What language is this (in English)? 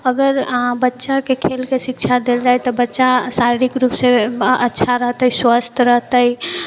Maithili